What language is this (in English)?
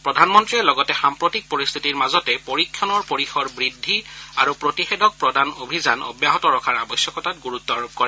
Assamese